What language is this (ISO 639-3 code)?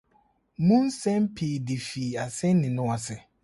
aka